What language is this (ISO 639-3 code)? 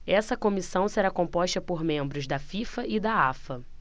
por